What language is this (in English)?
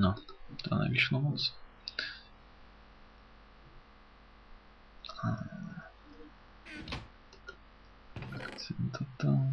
Polish